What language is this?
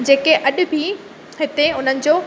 Sindhi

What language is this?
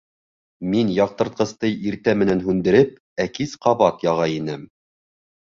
Bashkir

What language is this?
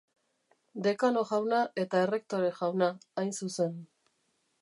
Basque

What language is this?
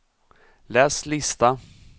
Swedish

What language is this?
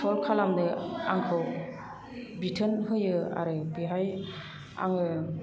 Bodo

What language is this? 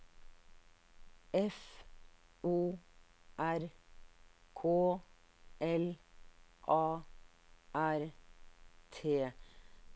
Norwegian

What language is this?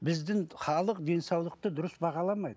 Kazakh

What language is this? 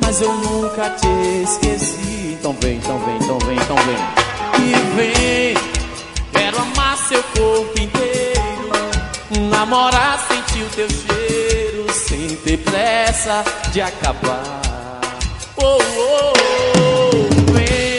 Portuguese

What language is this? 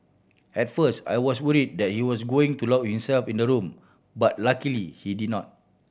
English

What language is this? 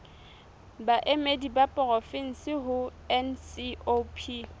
Southern Sotho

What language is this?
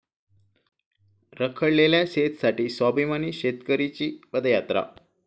Marathi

